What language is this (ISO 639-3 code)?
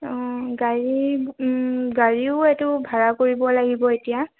asm